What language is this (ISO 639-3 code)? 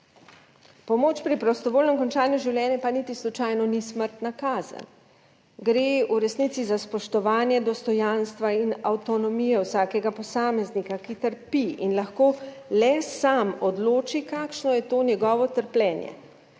slv